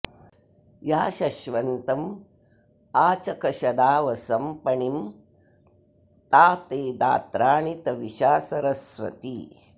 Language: Sanskrit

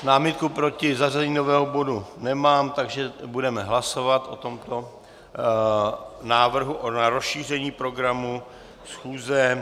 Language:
Czech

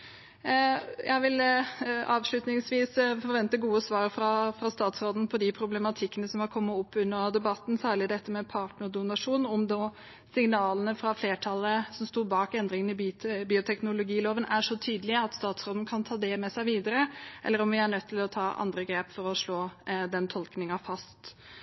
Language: Norwegian Bokmål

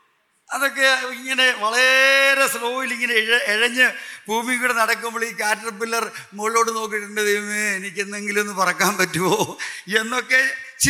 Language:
Malayalam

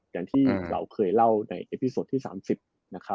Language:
Thai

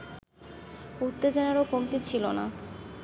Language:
Bangla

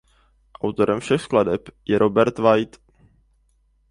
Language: Czech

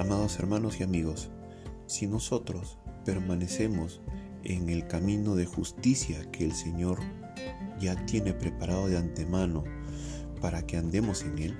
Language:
Spanish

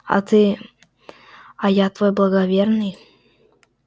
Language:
Russian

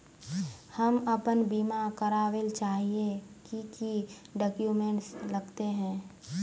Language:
Magahi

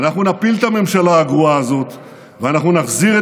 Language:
Hebrew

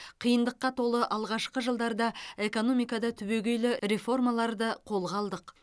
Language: Kazakh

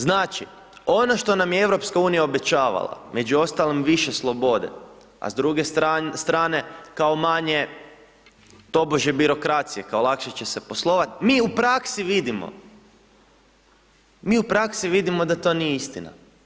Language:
Croatian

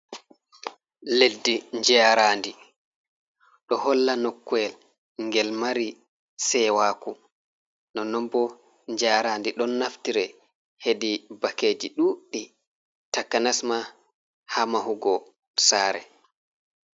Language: Fula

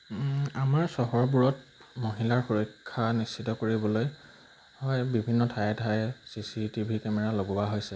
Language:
Assamese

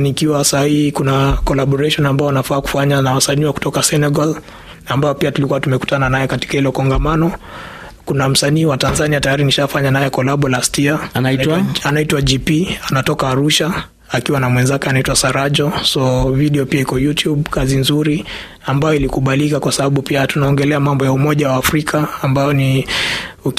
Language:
Swahili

